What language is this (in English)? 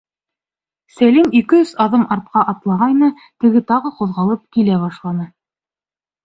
Bashkir